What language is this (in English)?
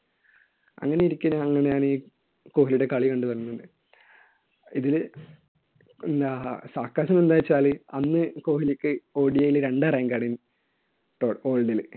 Malayalam